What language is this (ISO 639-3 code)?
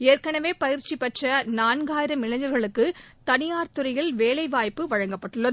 tam